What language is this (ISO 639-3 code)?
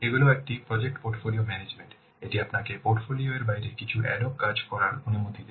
ben